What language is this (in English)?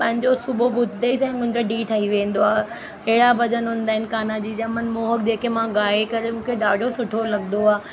Sindhi